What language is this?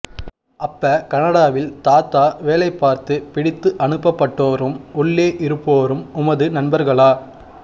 Tamil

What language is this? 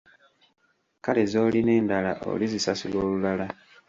Ganda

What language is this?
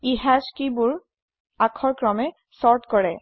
Assamese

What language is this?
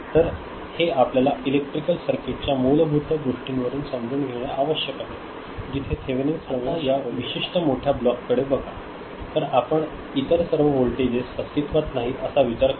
Marathi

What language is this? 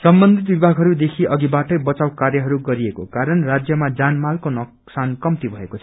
Nepali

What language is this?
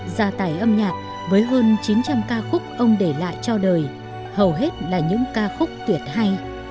Vietnamese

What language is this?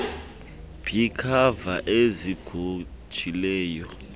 Xhosa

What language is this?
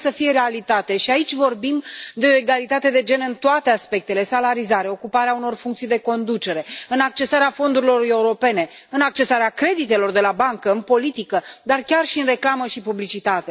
Romanian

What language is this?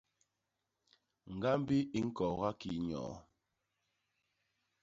Basaa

